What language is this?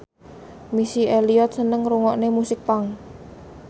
Javanese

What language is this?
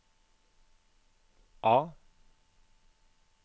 Norwegian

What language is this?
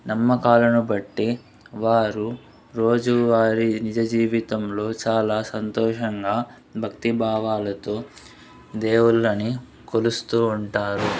Telugu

